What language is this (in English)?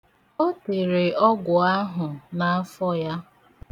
Igbo